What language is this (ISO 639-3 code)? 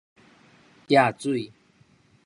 nan